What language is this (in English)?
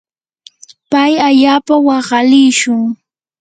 Yanahuanca Pasco Quechua